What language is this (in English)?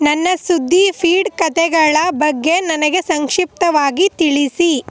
Kannada